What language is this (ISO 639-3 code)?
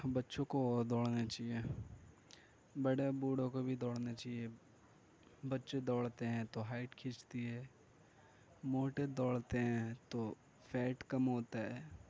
urd